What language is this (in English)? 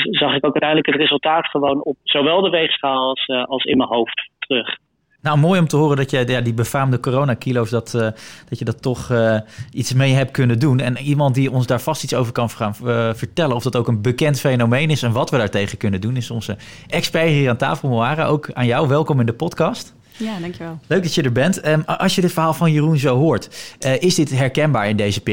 Dutch